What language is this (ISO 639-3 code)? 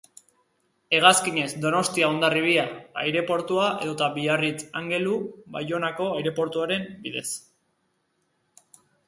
eus